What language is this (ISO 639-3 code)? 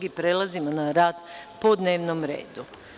srp